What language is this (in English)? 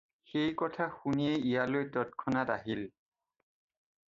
Assamese